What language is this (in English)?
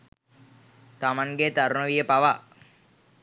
Sinhala